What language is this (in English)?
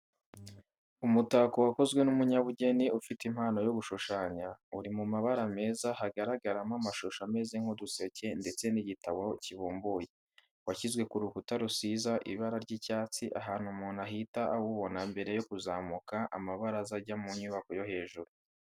Kinyarwanda